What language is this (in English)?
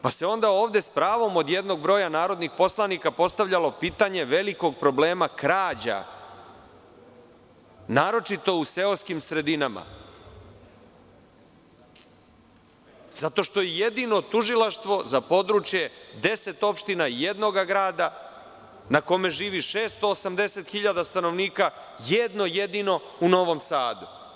Serbian